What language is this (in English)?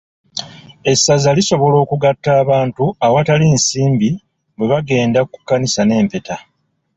Ganda